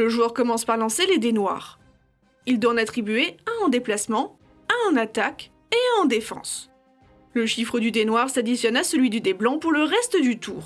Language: French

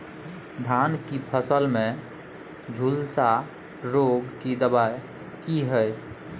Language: Maithili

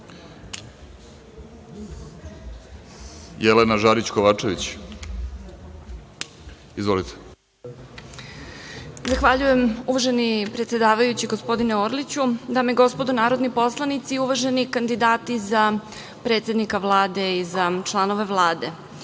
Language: Serbian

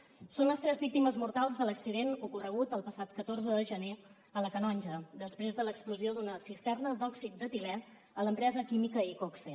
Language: Catalan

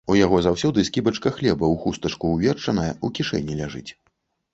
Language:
Belarusian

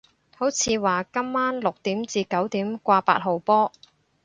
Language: Cantonese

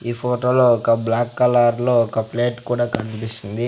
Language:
Telugu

